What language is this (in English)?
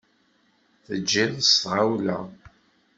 Kabyle